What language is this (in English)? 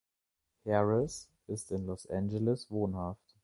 German